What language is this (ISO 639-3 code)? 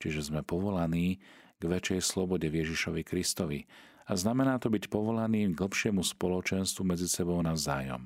slk